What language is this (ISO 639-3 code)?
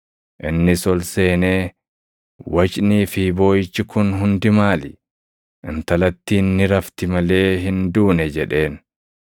orm